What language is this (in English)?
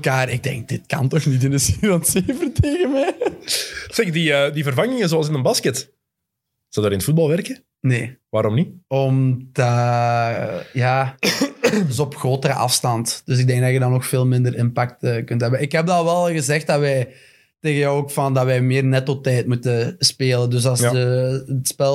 Dutch